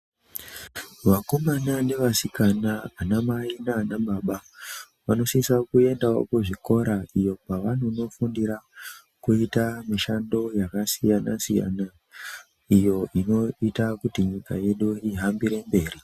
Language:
Ndau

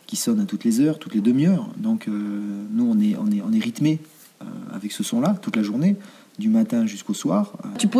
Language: French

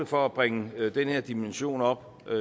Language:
Danish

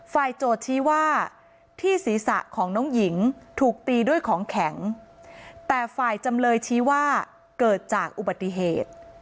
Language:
Thai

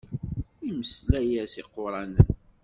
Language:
Kabyle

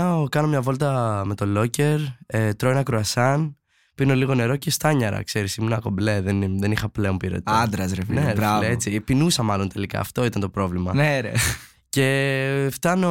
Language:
Greek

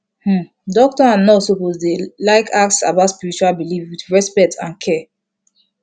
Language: Nigerian Pidgin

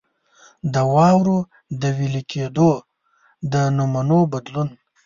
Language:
Pashto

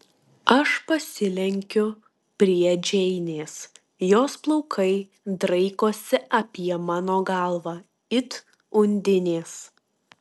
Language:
Lithuanian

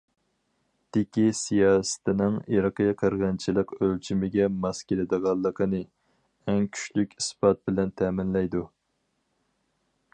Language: Uyghur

